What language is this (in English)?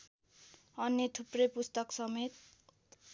Nepali